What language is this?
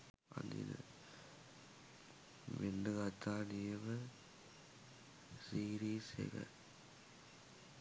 Sinhala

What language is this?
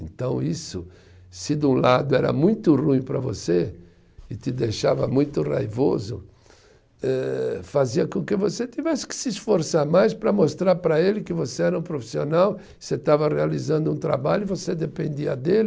Portuguese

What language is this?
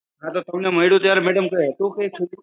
Gujarati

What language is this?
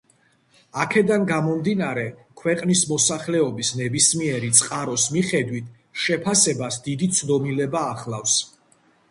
Georgian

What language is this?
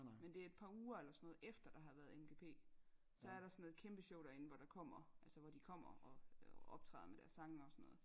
Danish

